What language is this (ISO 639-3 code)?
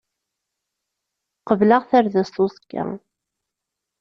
kab